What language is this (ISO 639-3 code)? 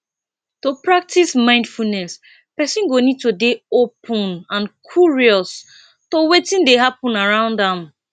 pcm